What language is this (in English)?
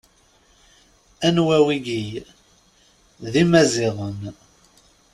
Kabyle